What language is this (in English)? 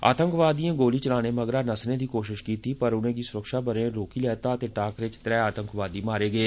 Dogri